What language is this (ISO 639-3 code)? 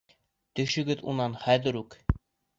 bak